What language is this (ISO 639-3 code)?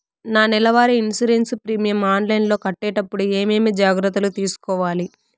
tel